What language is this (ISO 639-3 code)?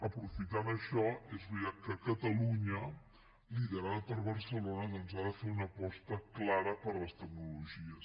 cat